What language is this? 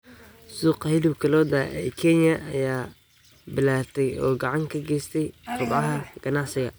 Somali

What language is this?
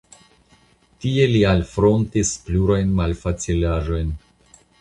Esperanto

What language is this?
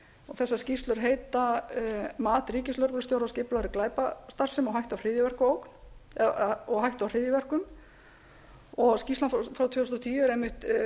Icelandic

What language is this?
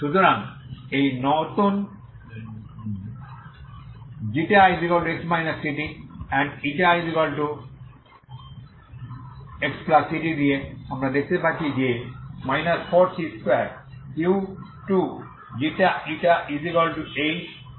Bangla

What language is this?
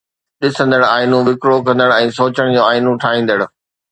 Sindhi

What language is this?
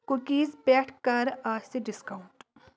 Kashmiri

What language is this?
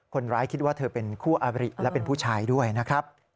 Thai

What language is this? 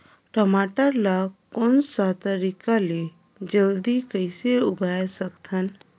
Chhattisgarhi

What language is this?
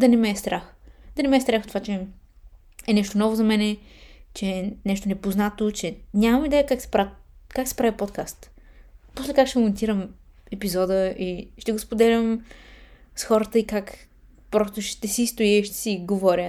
Bulgarian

